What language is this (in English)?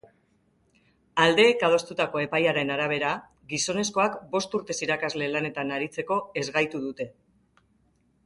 Basque